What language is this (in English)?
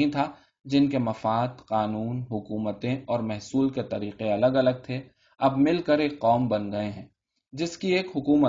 Urdu